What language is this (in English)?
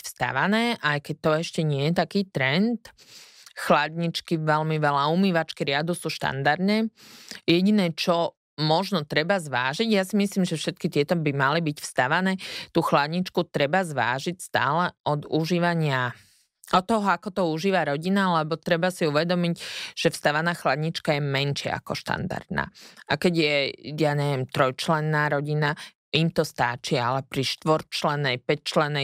Slovak